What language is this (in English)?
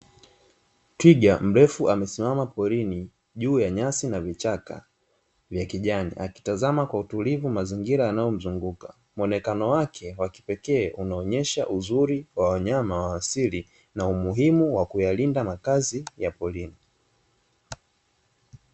Swahili